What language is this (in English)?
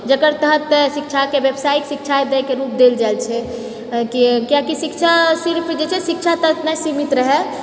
Maithili